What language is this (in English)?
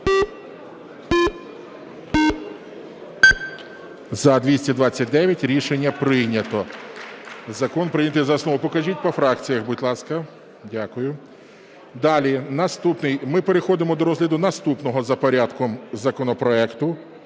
Ukrainian